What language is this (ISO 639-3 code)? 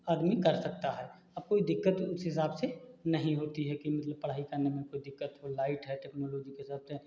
hin